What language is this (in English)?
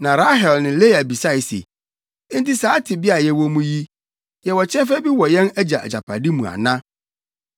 Akan